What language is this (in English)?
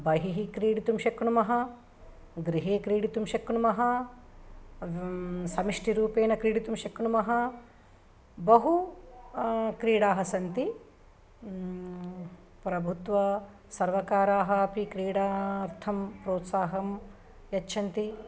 Sanskrit